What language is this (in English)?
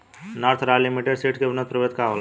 Bhojpuri